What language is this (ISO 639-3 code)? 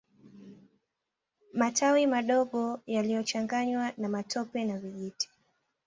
swa